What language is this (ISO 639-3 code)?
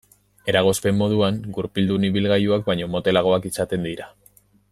eus